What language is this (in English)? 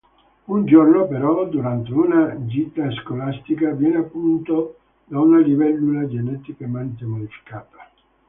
Italian